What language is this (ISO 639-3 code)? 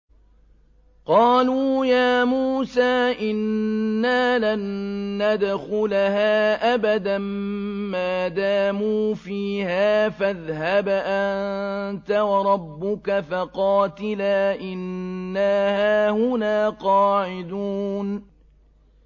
ara